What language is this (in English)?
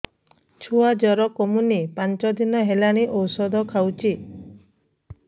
Odia